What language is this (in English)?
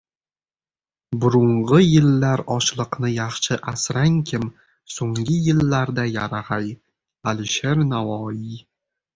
Uzbek